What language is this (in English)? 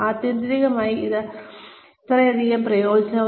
Malayalam